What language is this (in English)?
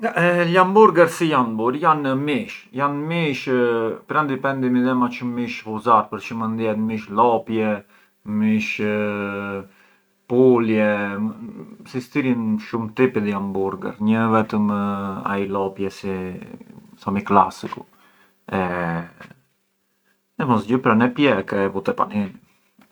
Arbëreshë Albanian